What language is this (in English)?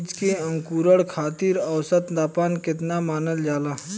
Bhojpuri